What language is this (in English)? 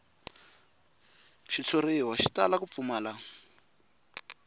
Tsonga